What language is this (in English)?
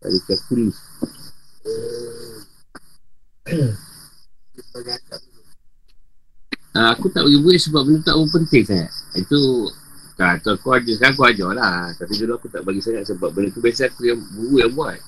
Malay